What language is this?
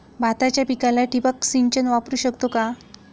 Marathi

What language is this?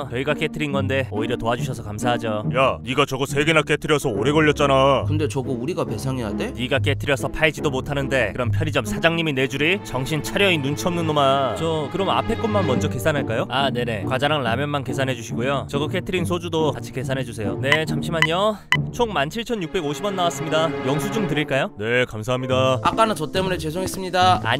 Korean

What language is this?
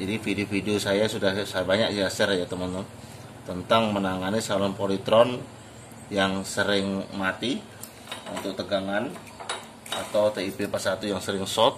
Indonesian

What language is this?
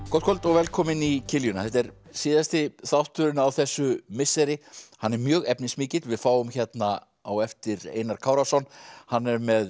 Icelandic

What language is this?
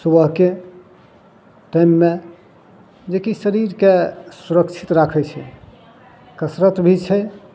Maithili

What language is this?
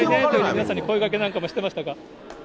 Japanese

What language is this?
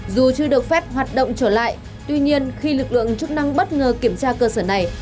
Vietnamese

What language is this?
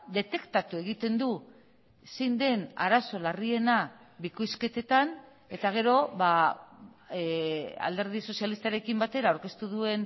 Basque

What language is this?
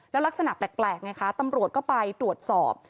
Thai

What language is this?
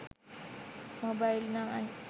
Sinhala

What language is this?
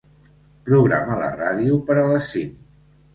Catalan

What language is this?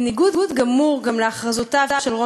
Hebrew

